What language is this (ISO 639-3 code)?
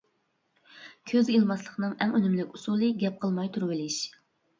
uig